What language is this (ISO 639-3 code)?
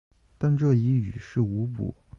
zho